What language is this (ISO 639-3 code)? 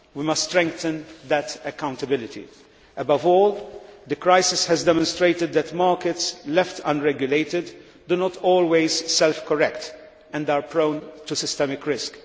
eng